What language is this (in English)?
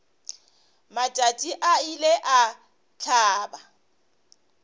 Northern Sotho